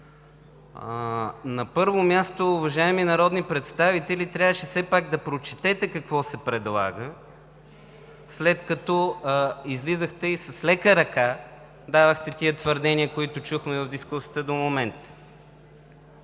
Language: Bulgarian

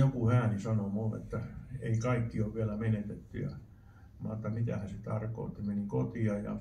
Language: Finnish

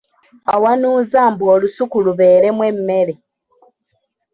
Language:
Ganda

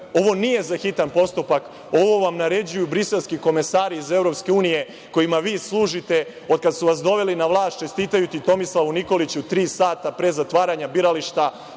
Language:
Serbian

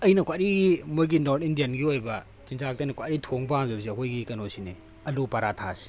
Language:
Manipuri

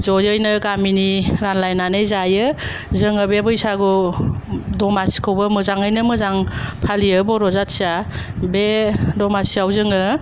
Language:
Bodo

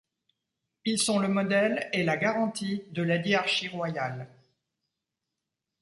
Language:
French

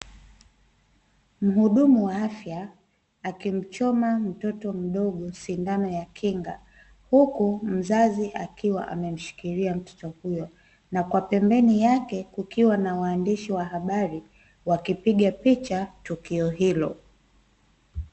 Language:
Swahili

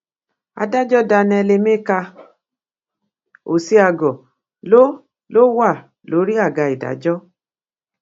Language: Yoruba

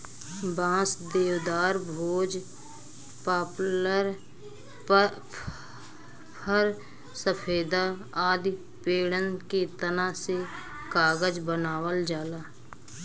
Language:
Bhojpuri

